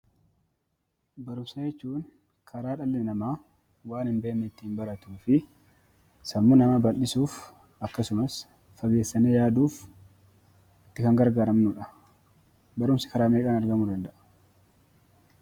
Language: Oromo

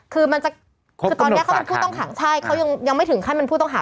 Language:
Thai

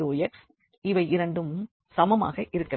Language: Tamil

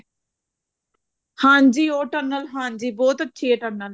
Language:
Punjabi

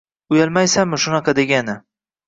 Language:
Uzbek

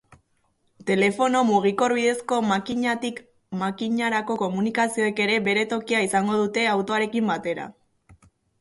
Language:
Basque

